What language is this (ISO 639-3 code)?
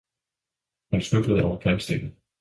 dan